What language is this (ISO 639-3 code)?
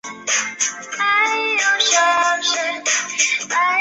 zho